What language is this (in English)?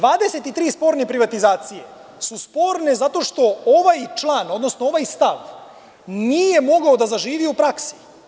Serbian